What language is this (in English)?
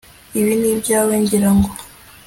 Kinyarwanda